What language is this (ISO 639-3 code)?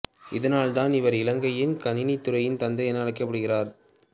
tam